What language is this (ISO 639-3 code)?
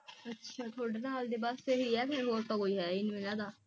pan